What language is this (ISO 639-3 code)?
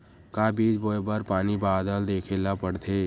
hne